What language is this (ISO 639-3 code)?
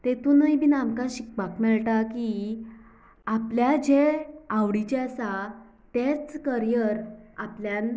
kok